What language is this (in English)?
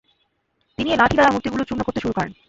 Bangla